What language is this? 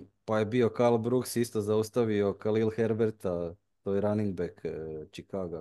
Croatian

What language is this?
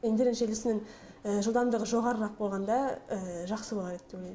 Kazakh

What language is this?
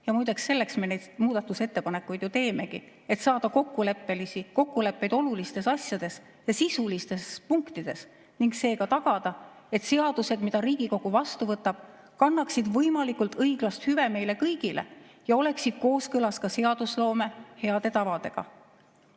Estonian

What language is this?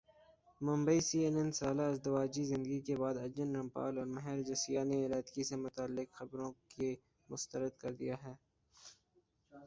Urdu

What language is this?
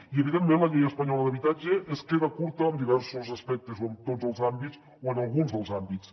Catalan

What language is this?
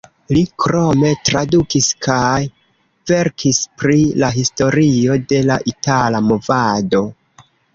Esperanto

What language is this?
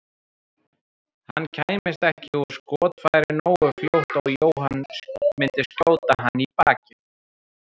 Icelandic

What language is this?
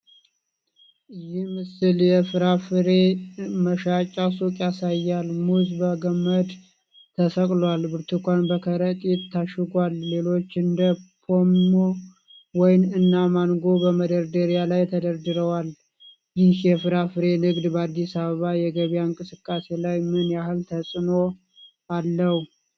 Amharic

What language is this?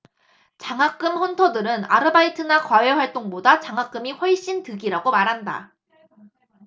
Korean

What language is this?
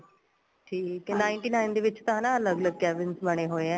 Punjabi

